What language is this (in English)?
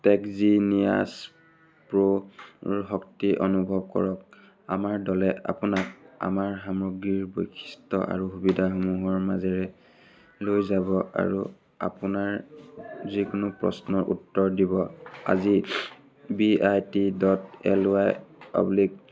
Assamese